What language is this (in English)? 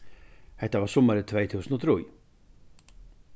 Faroese